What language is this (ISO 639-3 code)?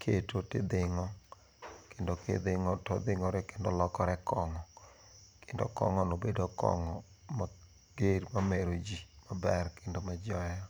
luo